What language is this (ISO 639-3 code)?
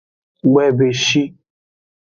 ajg